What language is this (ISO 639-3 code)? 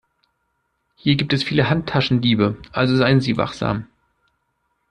deu